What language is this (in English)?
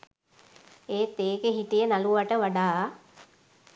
Sinhala